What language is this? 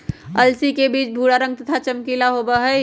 Magahi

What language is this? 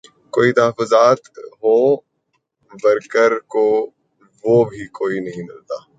Urdu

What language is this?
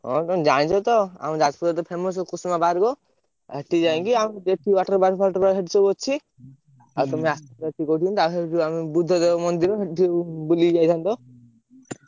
Odia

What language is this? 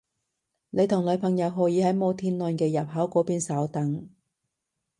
Cantonese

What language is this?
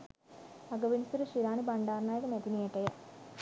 Sinhala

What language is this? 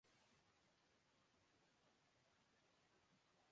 Urdu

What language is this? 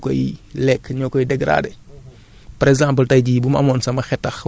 Wolof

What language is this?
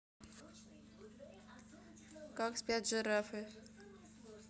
Russian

